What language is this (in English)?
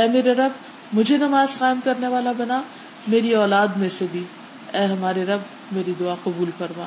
Urdu